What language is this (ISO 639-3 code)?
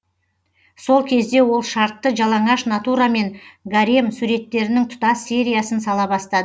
kaz